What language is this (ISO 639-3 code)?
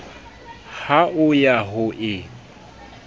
sot